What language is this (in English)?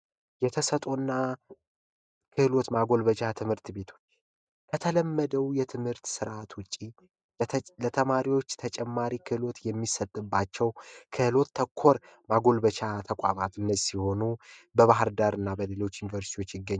Amharic